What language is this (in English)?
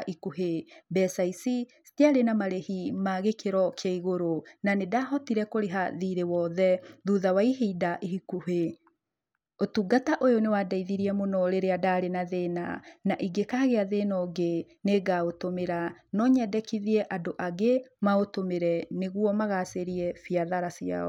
Kikuyu